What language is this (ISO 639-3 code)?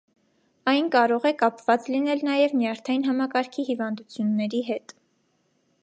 hye